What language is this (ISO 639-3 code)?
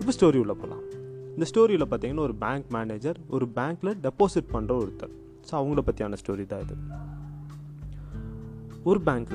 tam